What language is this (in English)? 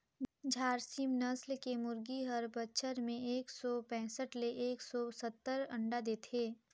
Chhattisgarhi